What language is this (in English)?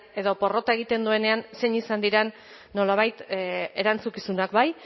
Basque